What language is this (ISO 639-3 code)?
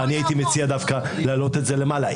heb